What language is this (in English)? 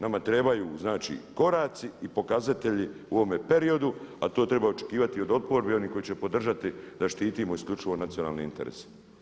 Croatian